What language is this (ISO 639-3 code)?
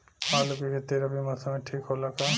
bho